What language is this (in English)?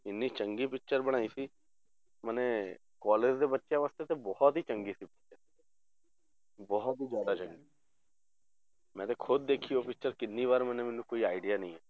Punjabi